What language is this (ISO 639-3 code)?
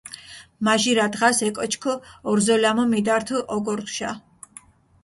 xmf